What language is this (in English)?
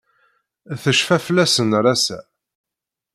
Kabyle